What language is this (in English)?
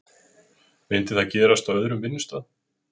Icelandic